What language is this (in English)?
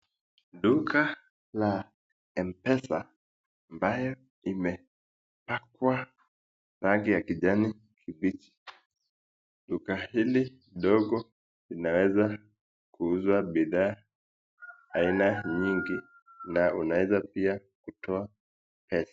Swahili